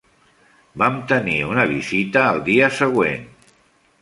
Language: Catalan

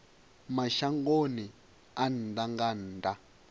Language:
Venda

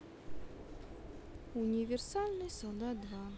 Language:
Russian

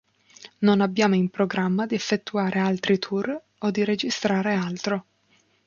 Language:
Italian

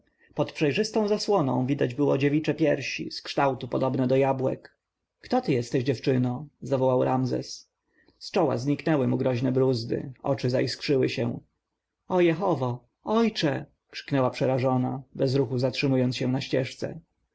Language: Polish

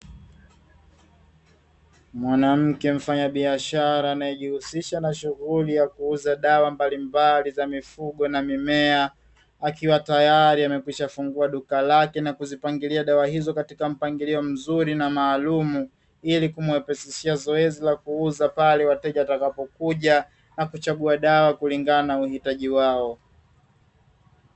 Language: Swahili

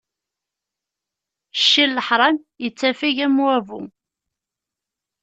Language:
Kabyle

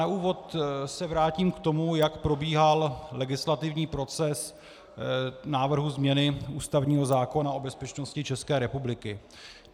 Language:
Czech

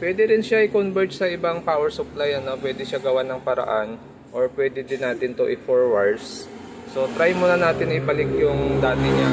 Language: Filipino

